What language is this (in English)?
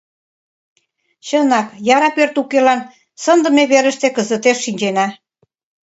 Mari